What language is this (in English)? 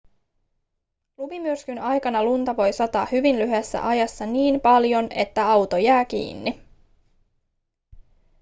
Finnish